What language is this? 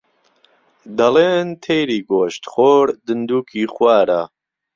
Central Kurdish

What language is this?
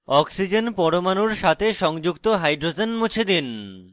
Bangla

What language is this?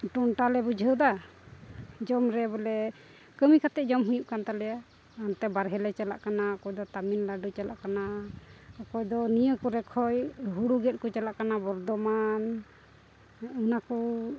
Santali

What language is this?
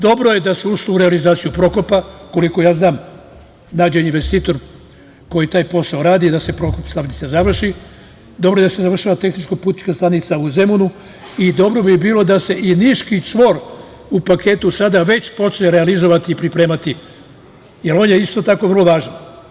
Serbian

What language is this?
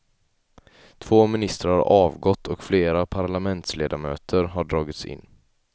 Swedish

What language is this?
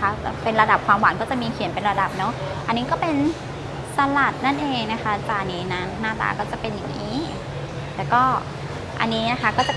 Thai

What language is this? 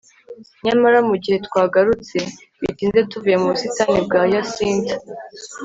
Kinyarwanda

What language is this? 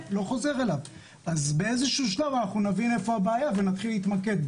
Hebrew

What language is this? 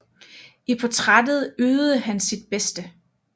Danish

